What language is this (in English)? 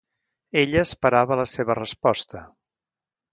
Catalan